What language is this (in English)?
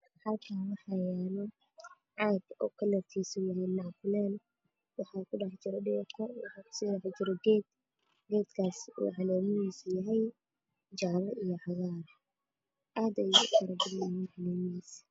Somali